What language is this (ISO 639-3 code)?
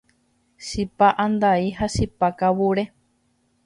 grn